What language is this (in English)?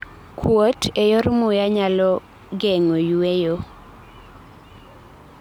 Luo (Kenya and Tanzania)